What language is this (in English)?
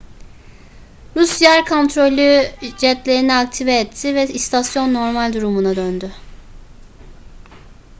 Turkish